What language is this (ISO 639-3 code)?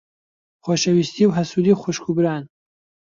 ckb